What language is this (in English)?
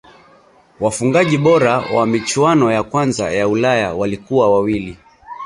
Swahili